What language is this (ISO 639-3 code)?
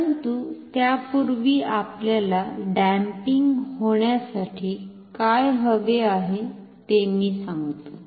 mar